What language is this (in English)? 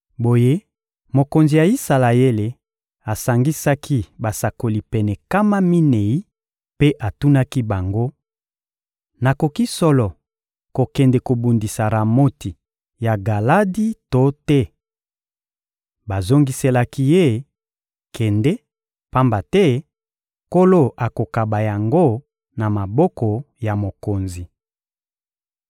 Lingala